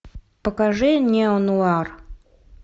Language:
Russian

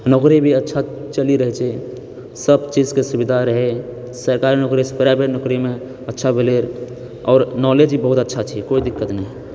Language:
Maithili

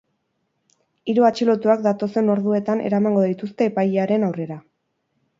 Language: Basque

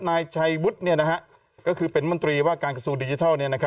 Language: Thai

